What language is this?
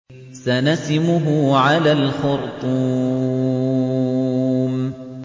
Arabic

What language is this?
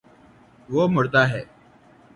Urdu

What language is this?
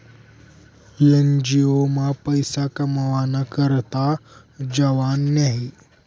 Marathi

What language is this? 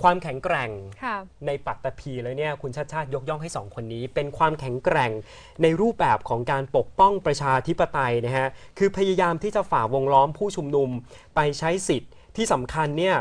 Thai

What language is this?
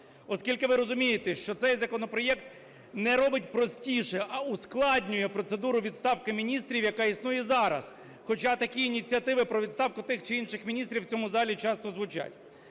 Ukrainian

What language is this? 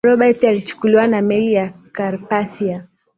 Swahili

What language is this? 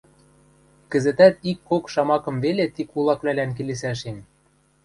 Western Mari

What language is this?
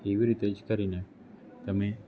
Gujarati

